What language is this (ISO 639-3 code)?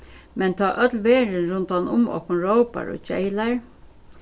fao